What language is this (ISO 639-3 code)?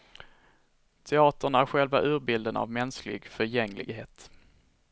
swe